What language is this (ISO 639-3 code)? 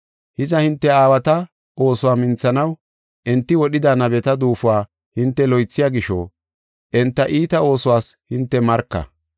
gof